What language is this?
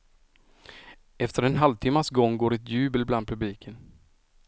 Swedish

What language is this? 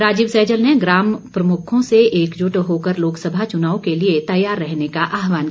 Hindi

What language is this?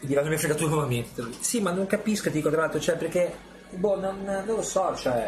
Italian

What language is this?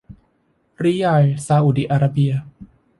Thai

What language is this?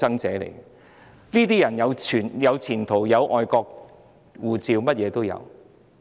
Cantonese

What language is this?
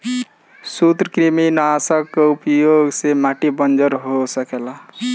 Bhojpuri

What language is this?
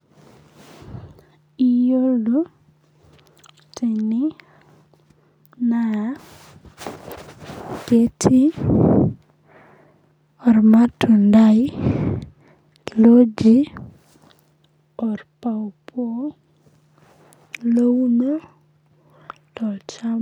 Masai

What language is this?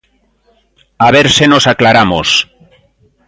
Galician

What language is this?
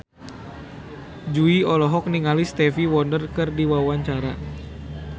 Sundanese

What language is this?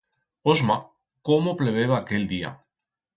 Aragonese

